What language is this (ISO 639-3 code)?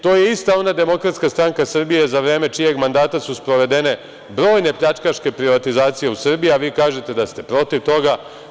srp